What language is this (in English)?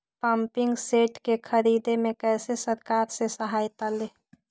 Magahi